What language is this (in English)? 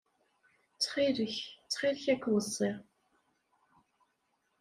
Kabyle